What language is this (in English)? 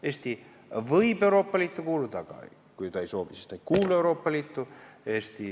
Estonian